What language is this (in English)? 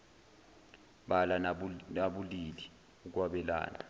Zulu